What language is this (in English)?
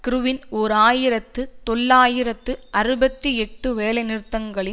Tamil